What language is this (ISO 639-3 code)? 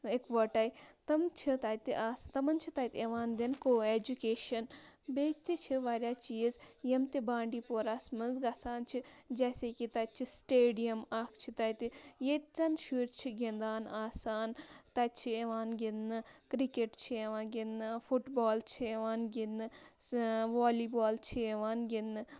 kas